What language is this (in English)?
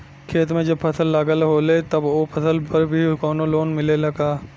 Bhojpuri